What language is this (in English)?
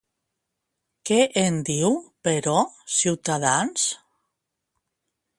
Catalan